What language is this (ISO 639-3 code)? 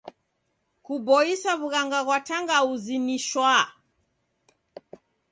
dav